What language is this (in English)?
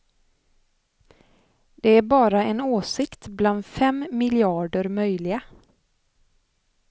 Swedish